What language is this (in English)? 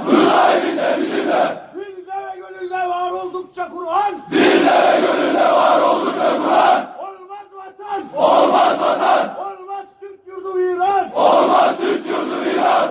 Turkish